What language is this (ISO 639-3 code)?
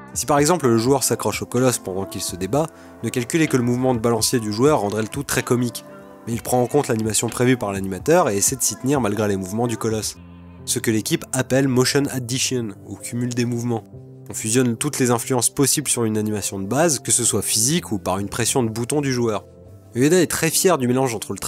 fra